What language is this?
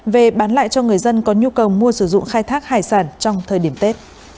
Vietnamese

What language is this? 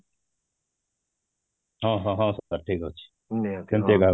Odia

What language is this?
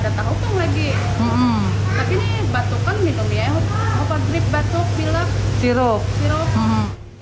Indonesian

